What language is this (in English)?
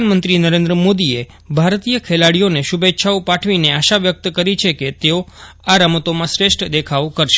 Gujarati